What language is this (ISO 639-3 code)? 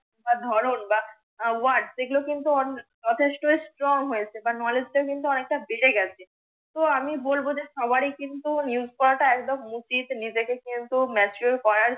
ben